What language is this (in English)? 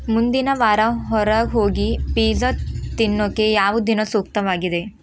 Kannada